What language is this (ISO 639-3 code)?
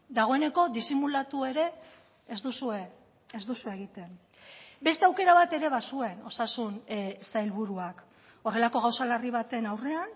eus